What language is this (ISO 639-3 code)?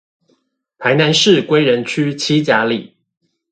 zho